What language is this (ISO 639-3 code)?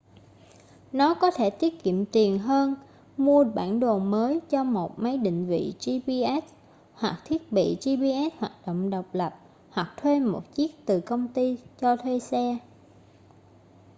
vie